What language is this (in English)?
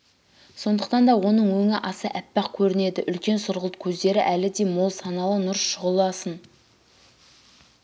Kazakh